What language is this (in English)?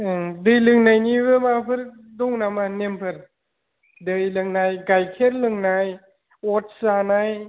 Bodo